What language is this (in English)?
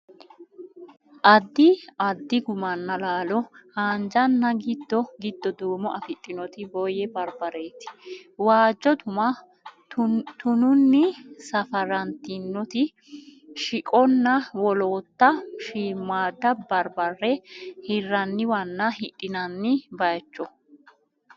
Sidamo